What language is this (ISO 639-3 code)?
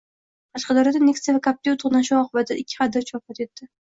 uzb